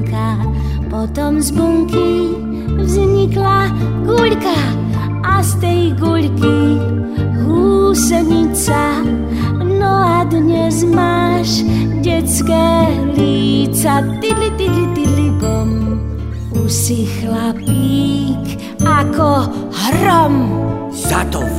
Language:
Slovak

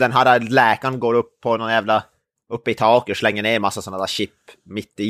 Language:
Swedish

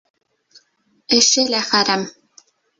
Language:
Bashkir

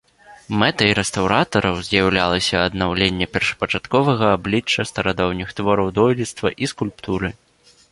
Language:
Belarusian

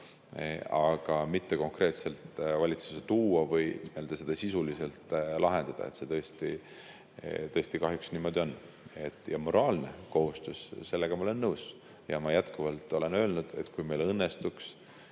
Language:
Estonian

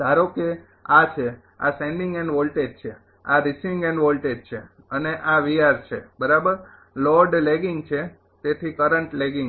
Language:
Gujarati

